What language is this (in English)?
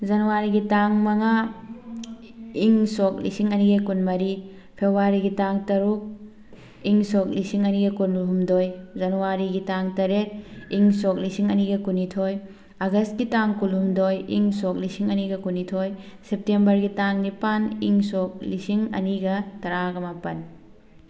Manipuri